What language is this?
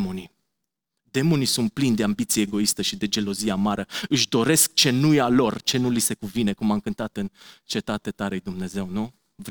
Romanian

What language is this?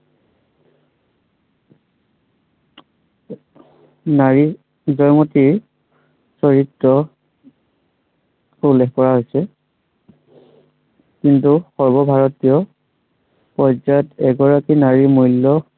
Assamese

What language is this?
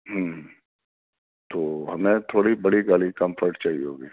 Urdu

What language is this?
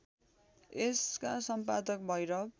Nepali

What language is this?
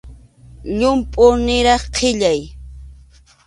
Arequipa-La Unión Quechua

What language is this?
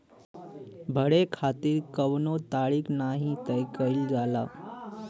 Bhojpuri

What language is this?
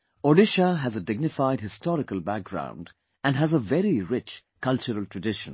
English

